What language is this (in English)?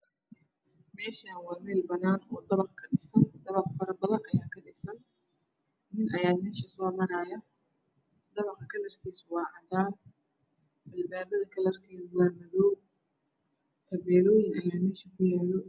Somali